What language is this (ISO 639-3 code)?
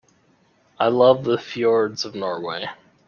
eng